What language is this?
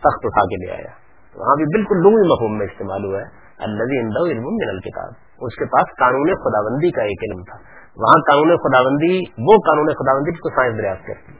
Urdu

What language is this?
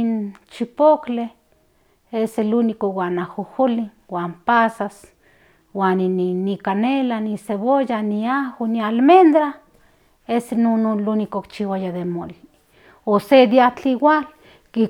Central Nahuatl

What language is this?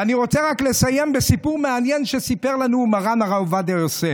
Hebrew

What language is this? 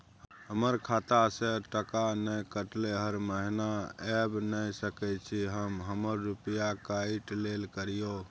Maithili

